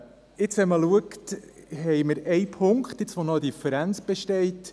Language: Swiss German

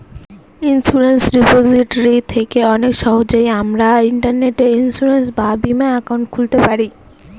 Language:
Bangla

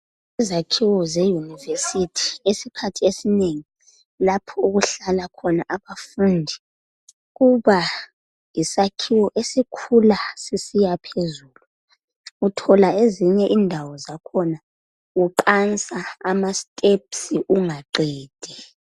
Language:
North Ndebele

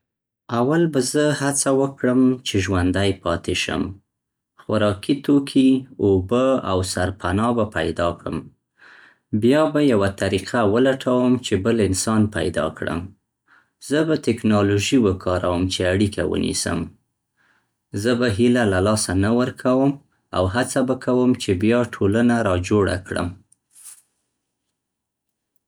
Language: Central Pashto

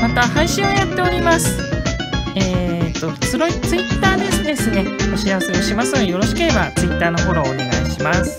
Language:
Japanese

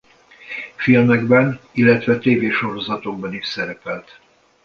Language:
Hungarian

